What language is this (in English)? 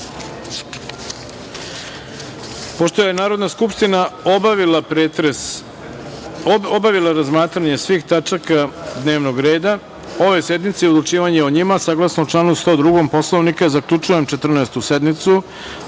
Serbian